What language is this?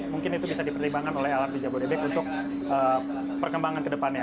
Indonesian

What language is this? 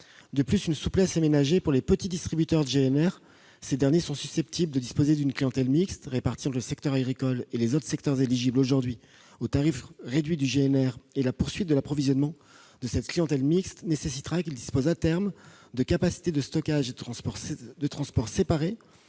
French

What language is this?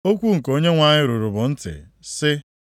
Igbo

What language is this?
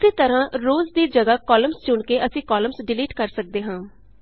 Punjabi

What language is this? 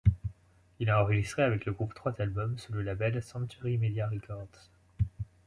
French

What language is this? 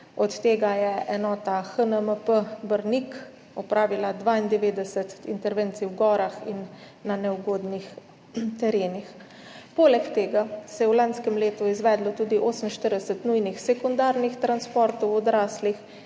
Slovenian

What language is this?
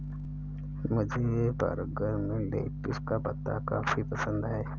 Hindi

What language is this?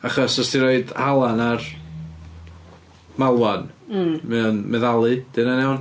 Welsh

